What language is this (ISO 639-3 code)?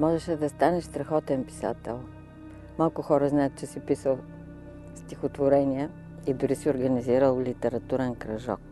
bul